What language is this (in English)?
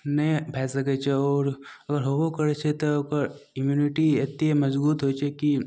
Maithili